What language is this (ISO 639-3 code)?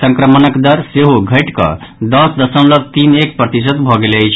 mai